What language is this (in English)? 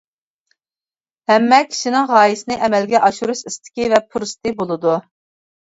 Uyghur